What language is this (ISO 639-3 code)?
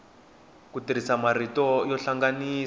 tso